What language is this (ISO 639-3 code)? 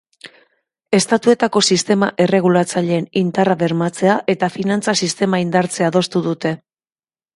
eus